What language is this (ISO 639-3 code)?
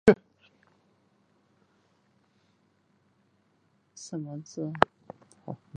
zho